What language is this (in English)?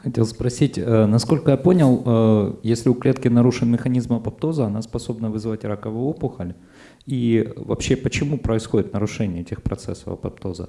Russian